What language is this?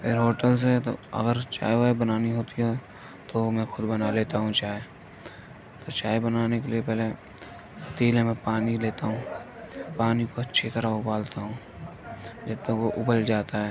Urdu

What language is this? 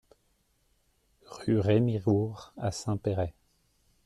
French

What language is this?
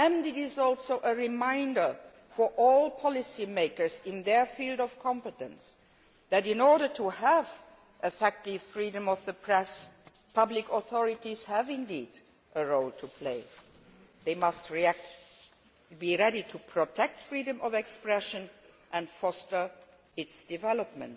English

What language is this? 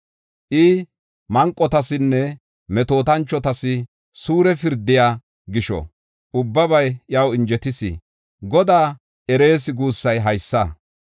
Gofa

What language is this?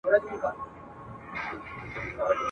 Pashto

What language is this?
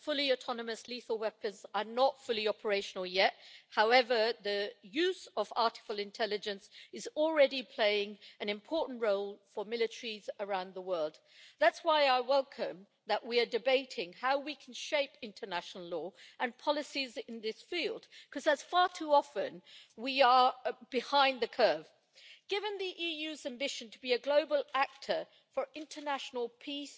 English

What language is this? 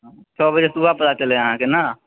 Maithili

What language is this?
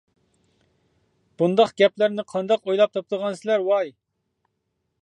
Uyghur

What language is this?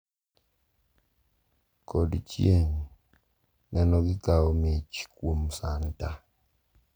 Luo (Kenya and Tanzania)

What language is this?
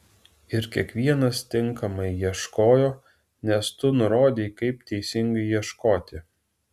Lithuanian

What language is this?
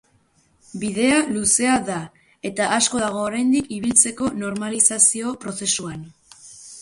Basque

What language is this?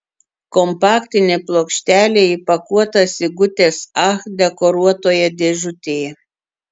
Lithuanian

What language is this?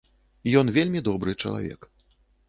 Belarusian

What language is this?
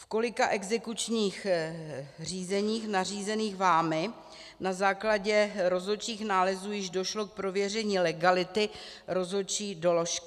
Czech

